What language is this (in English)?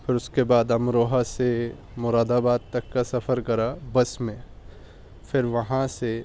Urdu